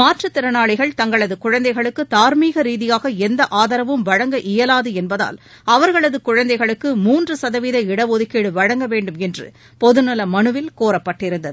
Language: Tamil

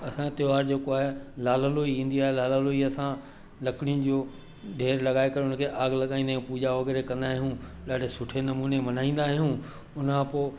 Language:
Sindhi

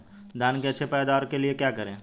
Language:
Hindi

